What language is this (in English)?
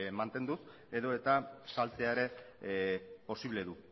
Basque